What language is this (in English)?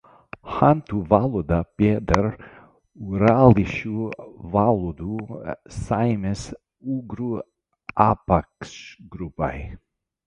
Latvian